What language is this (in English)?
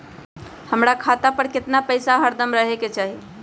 Magahi